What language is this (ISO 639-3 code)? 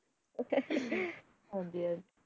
pan